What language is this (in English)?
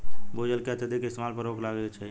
Bhojpuri